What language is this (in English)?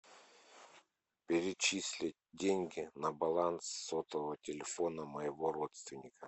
Russian